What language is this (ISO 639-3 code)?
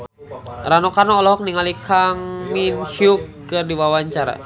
sun